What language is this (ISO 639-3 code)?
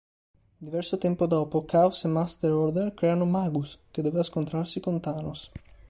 ita